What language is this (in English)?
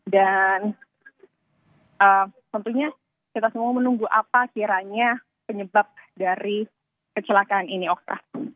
Indonesian